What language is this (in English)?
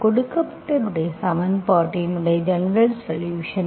Tamil